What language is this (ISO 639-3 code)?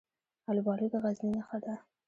pus